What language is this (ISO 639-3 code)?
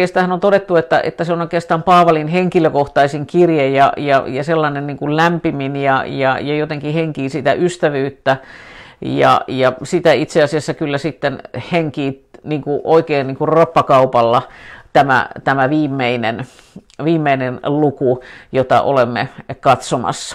fin